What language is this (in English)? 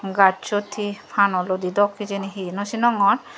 Chakma